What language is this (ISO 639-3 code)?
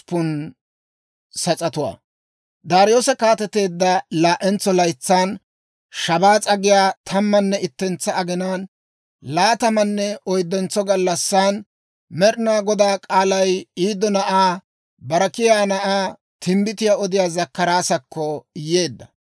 dwr